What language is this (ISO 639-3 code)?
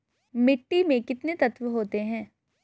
hin